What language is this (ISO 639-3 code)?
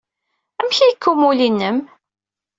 kab